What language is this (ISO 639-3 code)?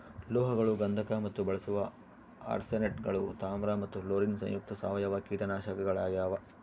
kan